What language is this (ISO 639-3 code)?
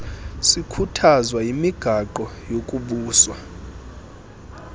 xho